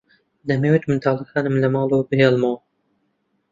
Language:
Central Kurdish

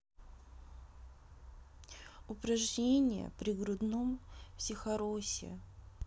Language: Russian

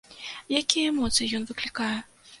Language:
Belarusian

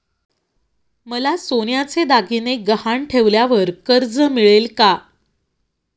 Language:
Marathi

